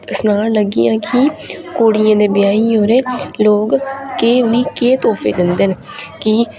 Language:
Dogri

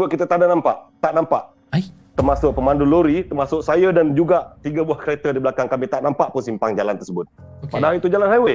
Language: Malay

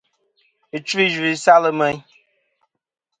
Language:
Kom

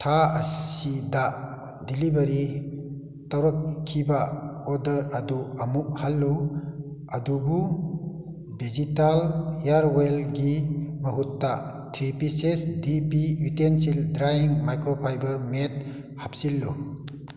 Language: Manipuri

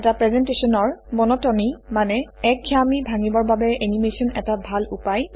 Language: Assamese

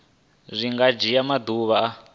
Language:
Venda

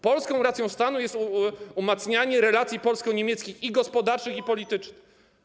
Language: Polish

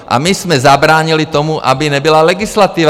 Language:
Czech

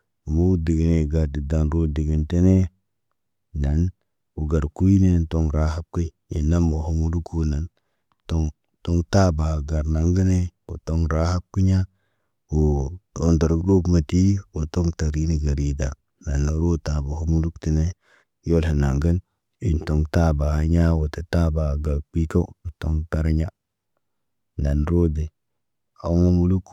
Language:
Naba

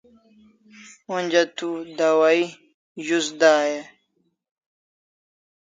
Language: Kalasha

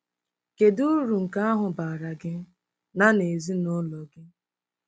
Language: Igbo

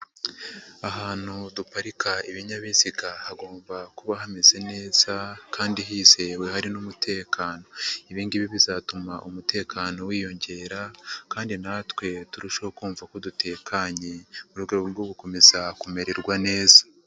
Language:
Kinyarwanda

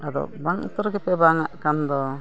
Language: Santali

